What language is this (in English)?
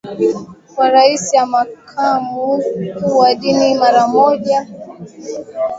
Swahili